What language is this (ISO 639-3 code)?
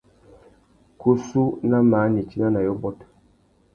bag